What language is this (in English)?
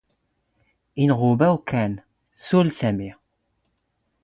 Standard Moroccan Tamazight